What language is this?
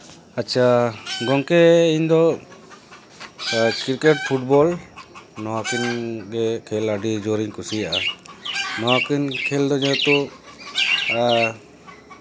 Santali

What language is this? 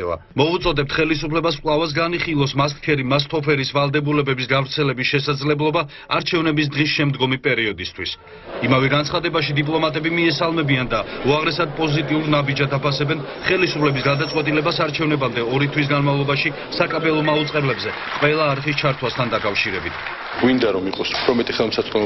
Romanian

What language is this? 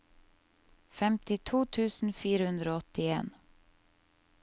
Norwegian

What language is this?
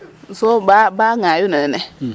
Serer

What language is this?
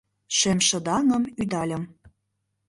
Mari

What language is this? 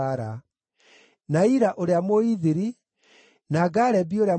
Kikuyu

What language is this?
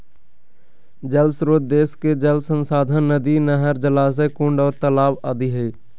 Magahi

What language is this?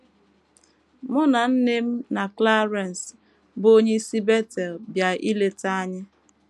Igbo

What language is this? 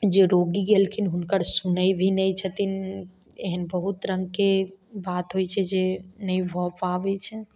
Maithili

